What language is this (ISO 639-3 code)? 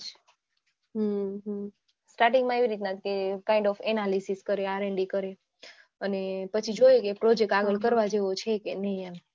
guj